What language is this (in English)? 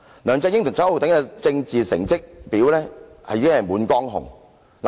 Cantonese